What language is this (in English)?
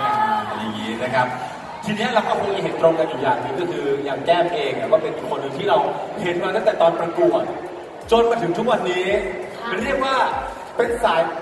Thai